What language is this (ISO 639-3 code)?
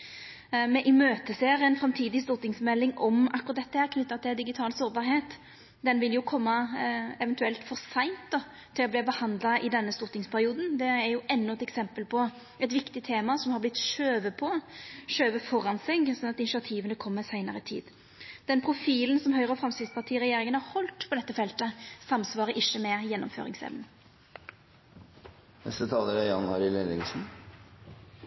nno